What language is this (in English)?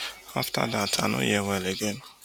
Nigerian Pidgin